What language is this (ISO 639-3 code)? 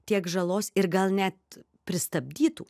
lit